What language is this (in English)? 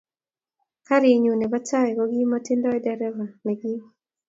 Kalenjin